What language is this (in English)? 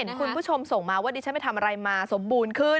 Thai